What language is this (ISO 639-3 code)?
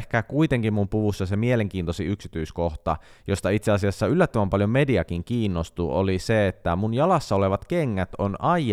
fin